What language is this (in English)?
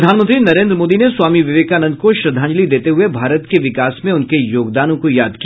Hindi